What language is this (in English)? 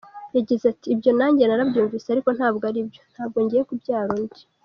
Kinyarwanda